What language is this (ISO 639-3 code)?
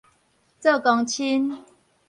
nan